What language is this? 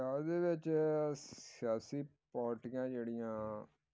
Punjabi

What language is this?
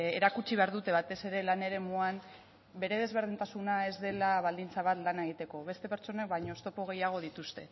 Basque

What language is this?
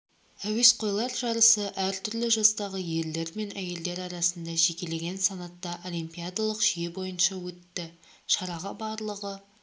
Kazakh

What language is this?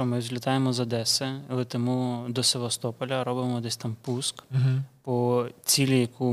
Ukrainian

